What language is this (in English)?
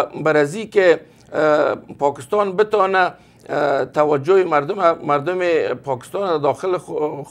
Persian